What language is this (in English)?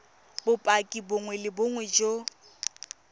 Tswana